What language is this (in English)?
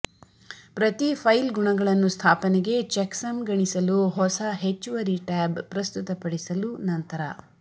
Kannada